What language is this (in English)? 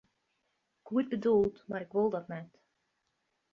Western Frisian